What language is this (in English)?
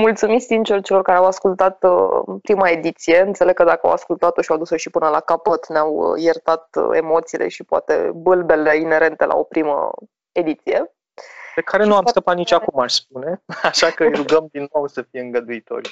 Romanian